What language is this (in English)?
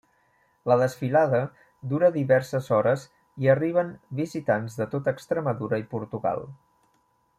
Catalan